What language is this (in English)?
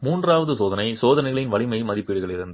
Tamil